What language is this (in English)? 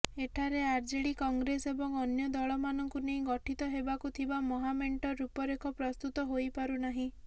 Odia